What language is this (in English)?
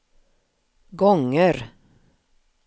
Swedish